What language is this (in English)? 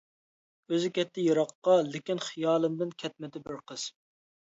Uyghur